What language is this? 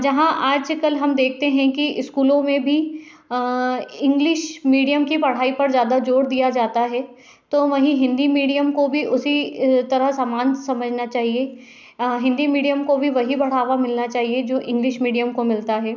Hindi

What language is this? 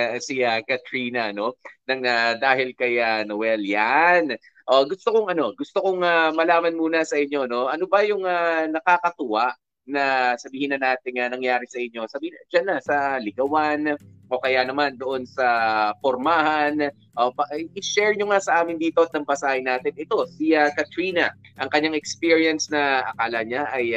Filipino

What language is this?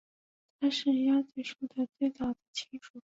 Chinese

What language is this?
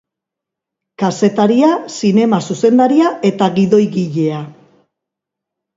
Basque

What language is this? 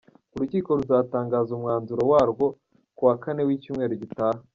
Kinyarwanda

